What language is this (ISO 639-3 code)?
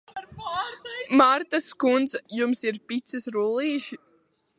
lav